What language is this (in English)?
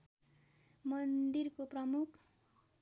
Nepali